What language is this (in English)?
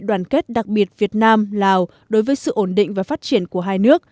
Vietnamese